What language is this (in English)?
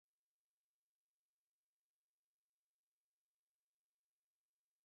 Urdu